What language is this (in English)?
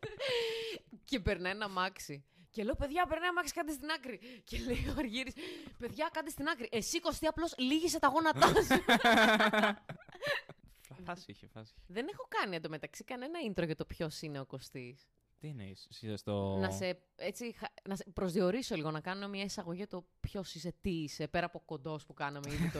Greek